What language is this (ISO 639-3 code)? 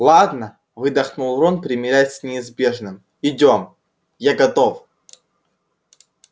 rus